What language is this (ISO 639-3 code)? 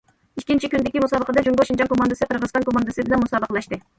uig